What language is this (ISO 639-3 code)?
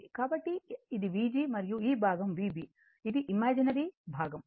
tel